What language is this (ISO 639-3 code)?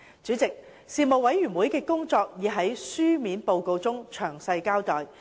yue